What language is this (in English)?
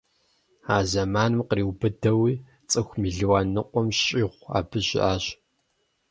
Kabardian